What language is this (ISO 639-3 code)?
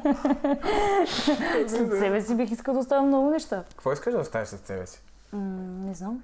bul